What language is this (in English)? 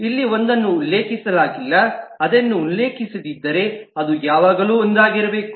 Kannada